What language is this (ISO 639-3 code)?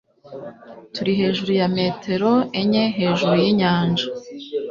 kin